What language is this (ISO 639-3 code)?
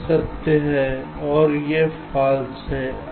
hin